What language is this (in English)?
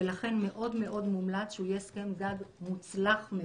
Hebrew